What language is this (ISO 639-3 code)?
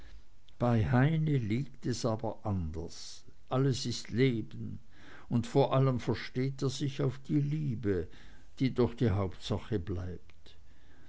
deu